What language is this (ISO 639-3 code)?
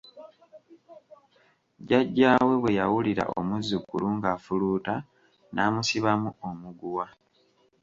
lug